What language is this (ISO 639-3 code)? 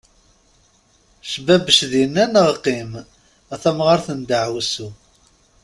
kab